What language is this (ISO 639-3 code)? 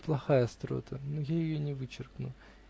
rus